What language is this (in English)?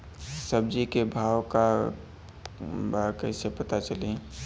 Bhojpuri